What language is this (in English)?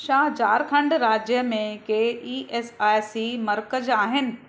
Sindhi